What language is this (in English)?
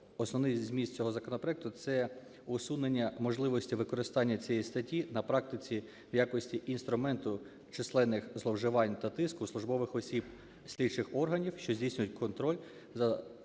Ukrainian